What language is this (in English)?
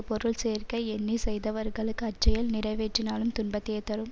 Tamil